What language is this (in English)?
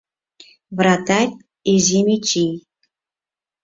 Mari